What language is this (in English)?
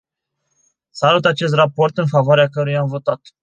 Romanian